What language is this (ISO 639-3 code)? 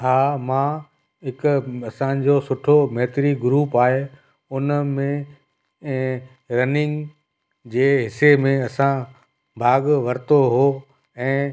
snd